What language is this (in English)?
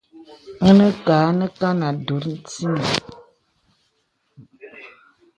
Bebele